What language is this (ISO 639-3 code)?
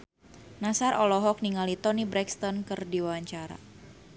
sun